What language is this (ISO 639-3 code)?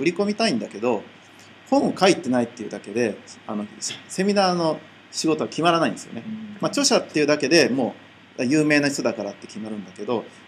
jpn